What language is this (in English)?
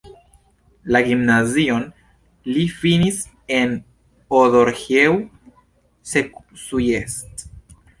Esperanto